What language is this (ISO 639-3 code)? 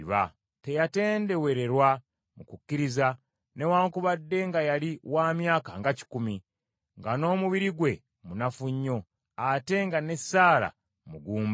lug